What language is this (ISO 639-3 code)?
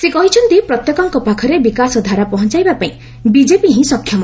ori